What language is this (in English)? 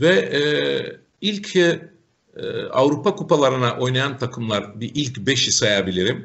Turkish